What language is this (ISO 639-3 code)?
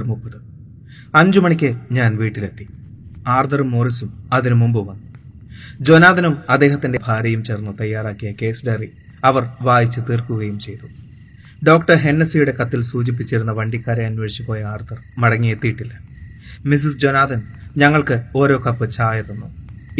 mal